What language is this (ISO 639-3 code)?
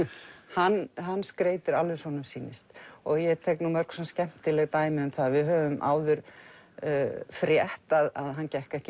isl